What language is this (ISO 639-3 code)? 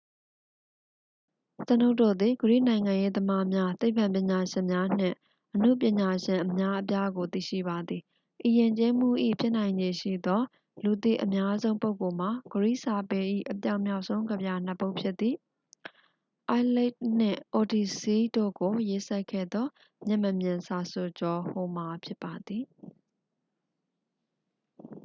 mya